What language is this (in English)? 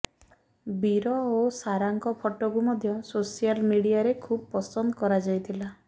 Odia